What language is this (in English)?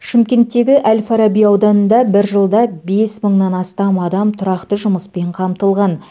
Kazakh